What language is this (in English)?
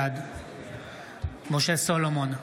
Hebrew